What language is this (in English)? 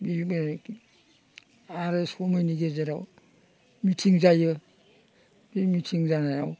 Bodo